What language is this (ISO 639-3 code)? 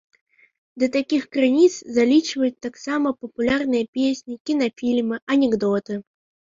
bel